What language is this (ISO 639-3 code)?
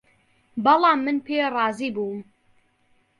ckb